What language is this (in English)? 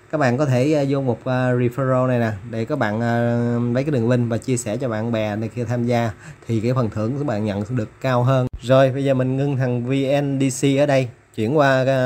Vietnamese